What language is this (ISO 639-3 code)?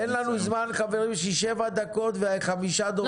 heb